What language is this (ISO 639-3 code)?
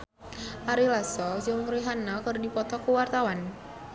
sun